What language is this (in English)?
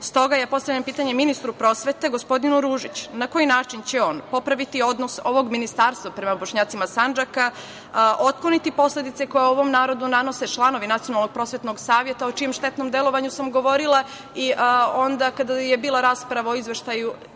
Serbian